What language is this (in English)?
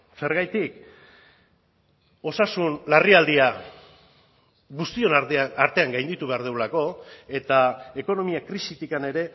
Basque